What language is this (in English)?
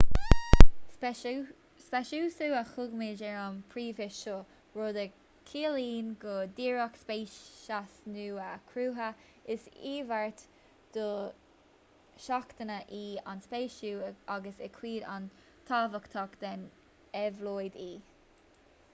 Irish